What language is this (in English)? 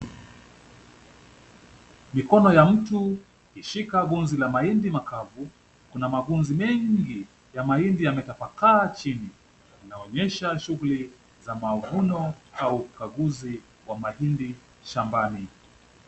Swahili